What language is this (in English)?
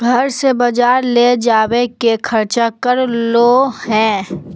Magahi